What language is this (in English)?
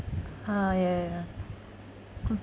English